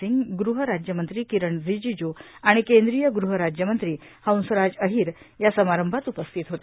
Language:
Marathi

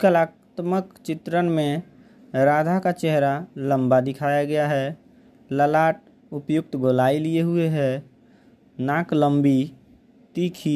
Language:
Hindi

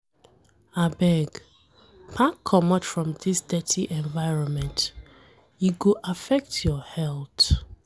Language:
Nigerian Pidgin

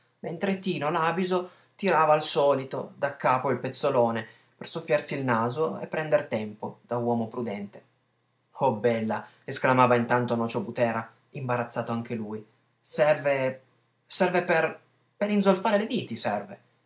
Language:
Italian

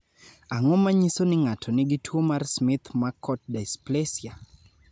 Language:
Luo (Kenya and Tanzania)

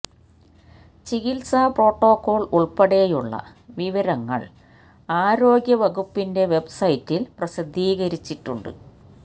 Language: Malayalam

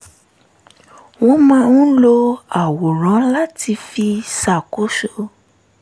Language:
Yoruba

